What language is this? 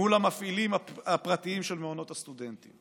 Hebrew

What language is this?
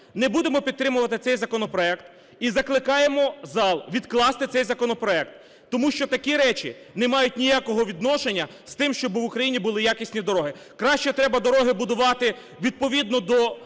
Ukrainian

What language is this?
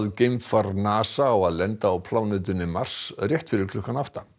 Icelandic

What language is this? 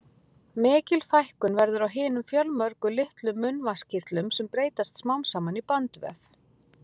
Icelandic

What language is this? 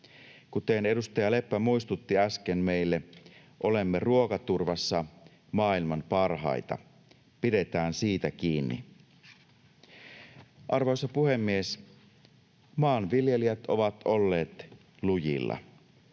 Finnish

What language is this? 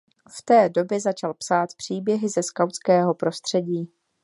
Czech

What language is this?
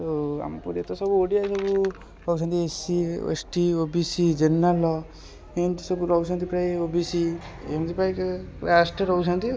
Odia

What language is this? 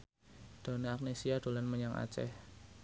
Javanese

